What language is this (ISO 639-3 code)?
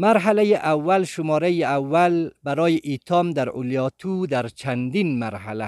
fas